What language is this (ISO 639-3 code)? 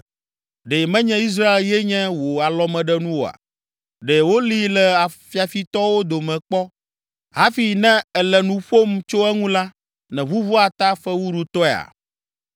ewe